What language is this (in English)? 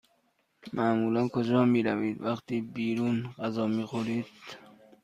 Persian